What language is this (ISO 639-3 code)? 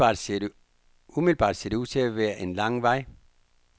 dan